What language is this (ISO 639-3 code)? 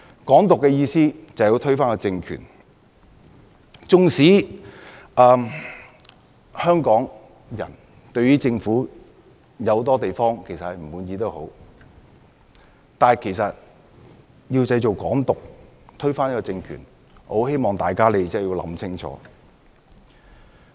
yue